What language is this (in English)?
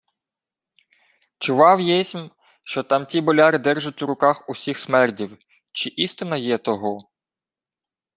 Ukrainian